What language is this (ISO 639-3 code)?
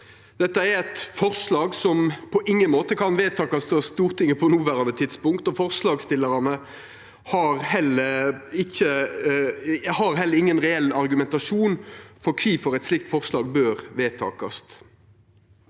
nor